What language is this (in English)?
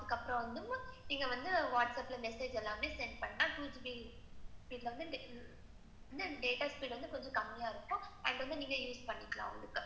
Tamil